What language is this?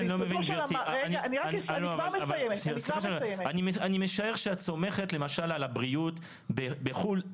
Hebrew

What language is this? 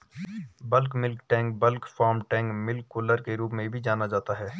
Hindi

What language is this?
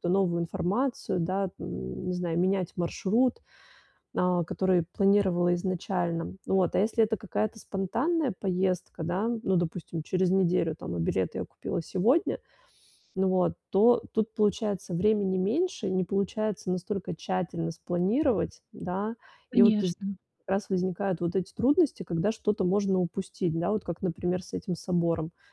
Russian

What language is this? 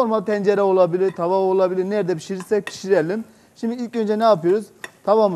Turkish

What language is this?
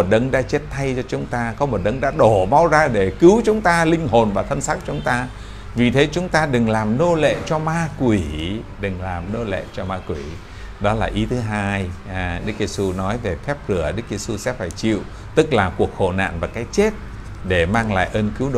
Vietnamese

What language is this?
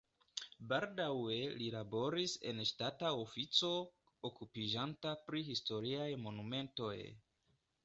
Esperanto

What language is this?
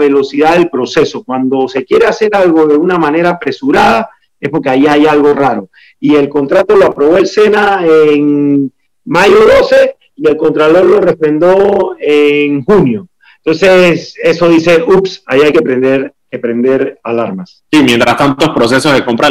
Spanish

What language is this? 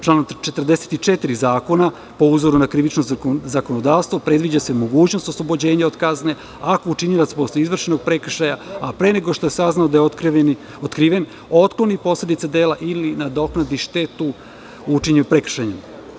Serbian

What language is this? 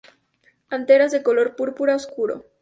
Spanish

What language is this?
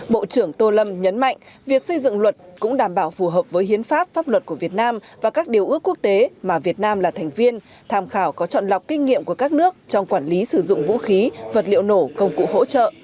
Vietnamese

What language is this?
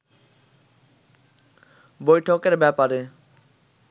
Bangla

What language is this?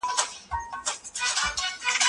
Pashto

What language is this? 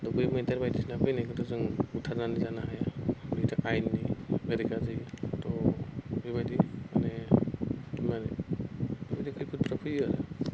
Bodo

